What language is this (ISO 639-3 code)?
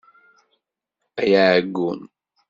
kab